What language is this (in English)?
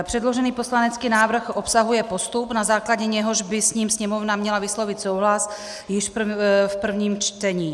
Czech